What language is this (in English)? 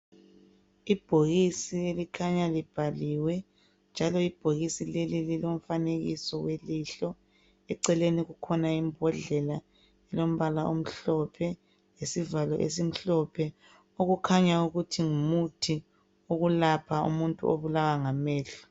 North Ndebele